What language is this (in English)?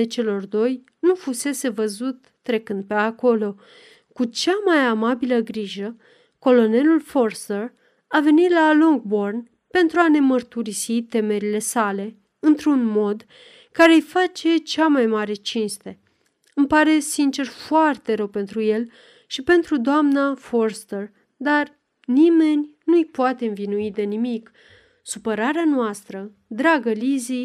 Romanian